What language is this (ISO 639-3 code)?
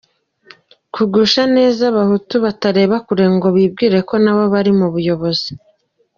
kin